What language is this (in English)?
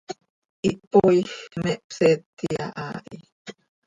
Seri